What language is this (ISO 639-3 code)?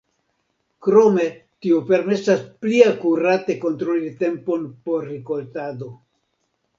epo